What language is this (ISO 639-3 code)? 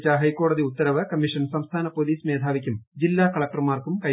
mal